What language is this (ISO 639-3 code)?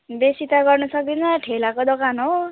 nep